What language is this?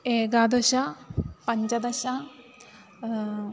Sanskrit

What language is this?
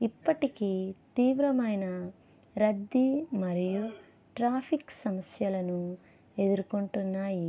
Telugu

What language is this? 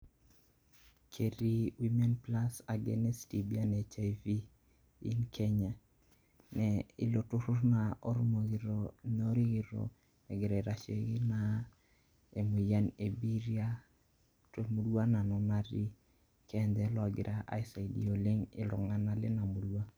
Masai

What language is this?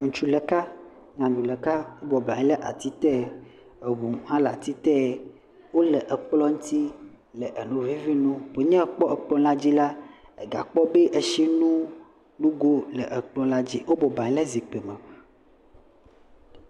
Ewe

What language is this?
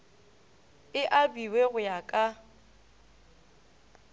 Northern Sotho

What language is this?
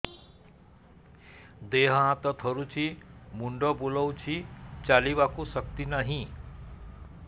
Odia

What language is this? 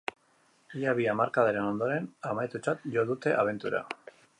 Basque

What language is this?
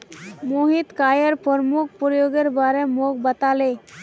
Magahi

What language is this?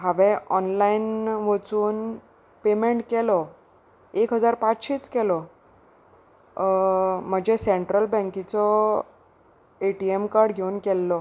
Konkani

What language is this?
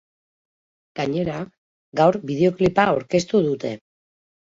Basque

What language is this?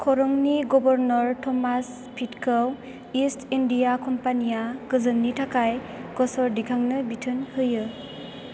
Bodo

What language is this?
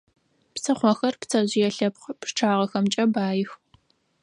Adyghe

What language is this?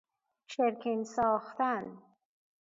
Persian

